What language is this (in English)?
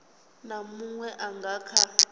Venda